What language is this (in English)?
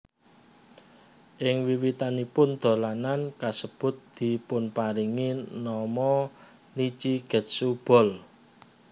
Javanese